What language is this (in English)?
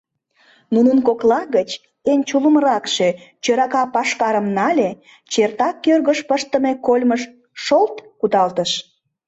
Mari